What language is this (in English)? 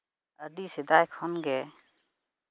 Santali